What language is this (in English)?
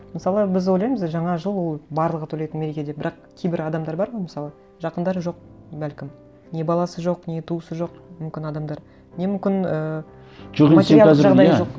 Kazakh